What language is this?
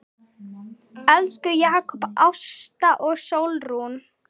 Icelandic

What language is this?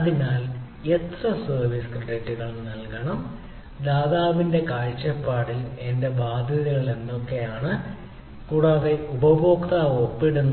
Malayalam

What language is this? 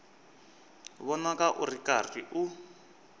Tsonga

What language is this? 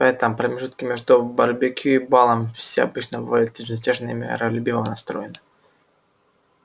Russian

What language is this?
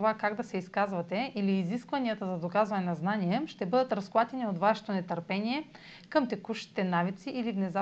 Bulgarian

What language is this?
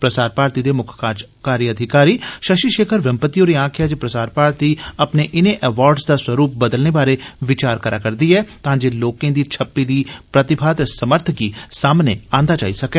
Dogri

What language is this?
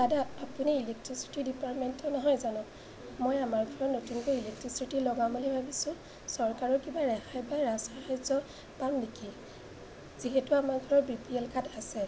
Assamese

